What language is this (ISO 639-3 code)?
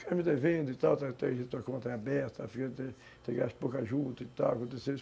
por